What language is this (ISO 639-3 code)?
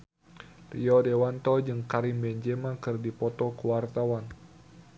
sun